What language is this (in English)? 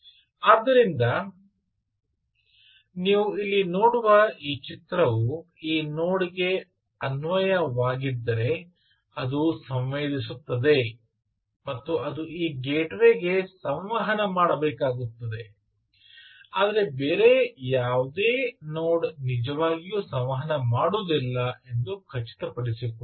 Kannada